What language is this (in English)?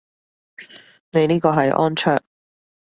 Cantonese